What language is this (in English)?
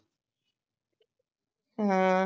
Punjabi